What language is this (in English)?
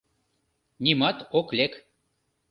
Mari